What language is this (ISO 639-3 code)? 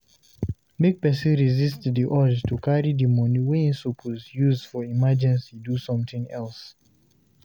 pcm